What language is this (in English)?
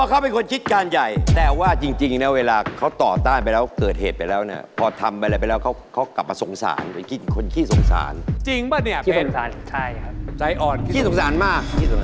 Thai